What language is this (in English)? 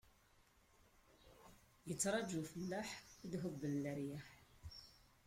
Kabyle